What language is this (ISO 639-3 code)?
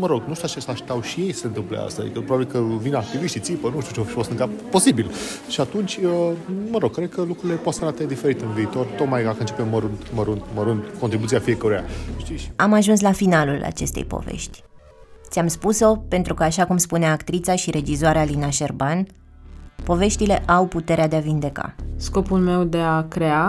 ron